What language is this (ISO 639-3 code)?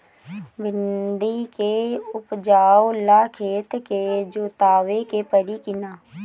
bho